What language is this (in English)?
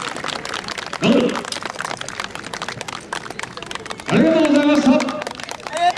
Japanese